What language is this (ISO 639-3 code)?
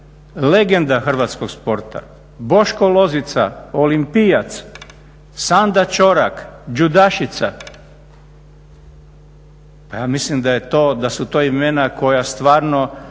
hrv